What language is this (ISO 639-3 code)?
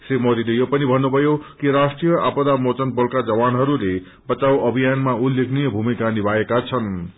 nep